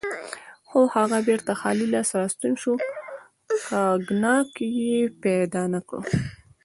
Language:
Pashto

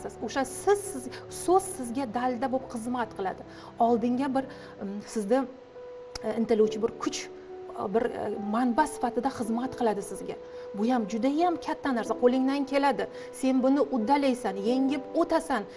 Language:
Turkish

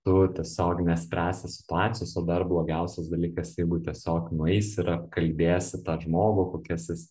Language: Lithuanian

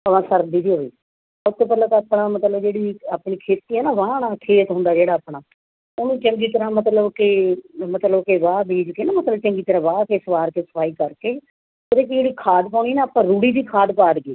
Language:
Punjabi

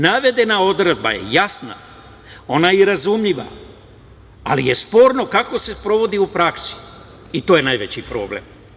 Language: Serbian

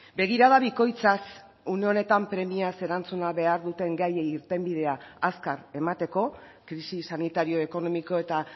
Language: Basque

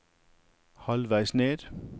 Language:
Norwegian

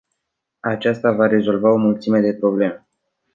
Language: Romanian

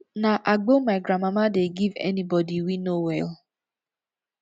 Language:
Nigerian Pidgin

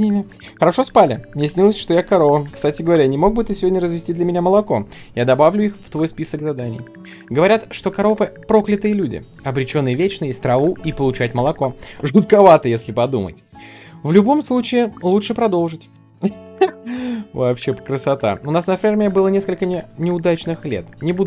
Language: Russian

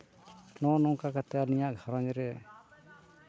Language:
Santali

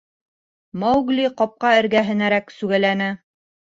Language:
Bashkir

